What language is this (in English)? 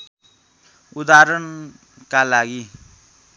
Nepali